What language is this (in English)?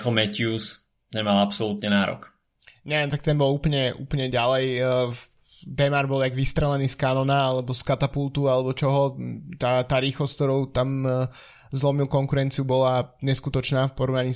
Slovak